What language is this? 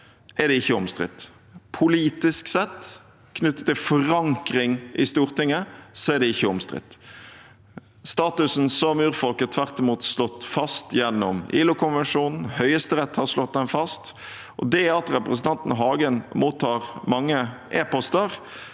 Norwegian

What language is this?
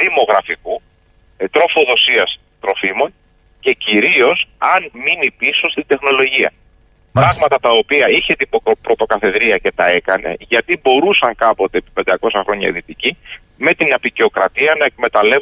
Greek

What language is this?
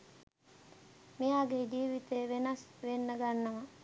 Sinhala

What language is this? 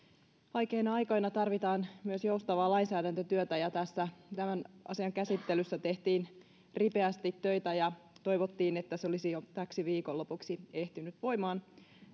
Finnish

